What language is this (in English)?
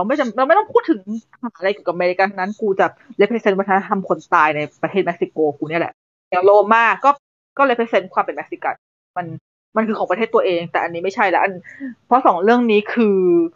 Thai